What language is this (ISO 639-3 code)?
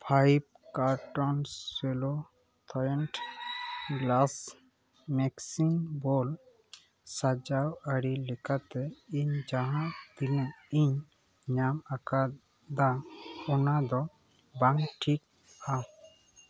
sat